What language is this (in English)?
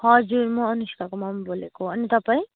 Nepali